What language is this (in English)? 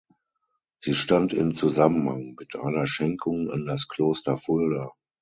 German